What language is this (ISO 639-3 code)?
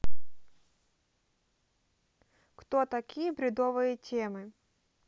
rus